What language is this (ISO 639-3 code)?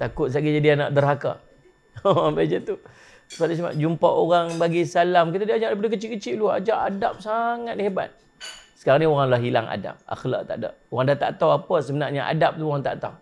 msa